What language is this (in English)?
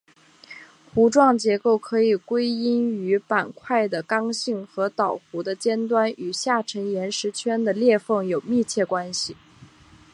Chinese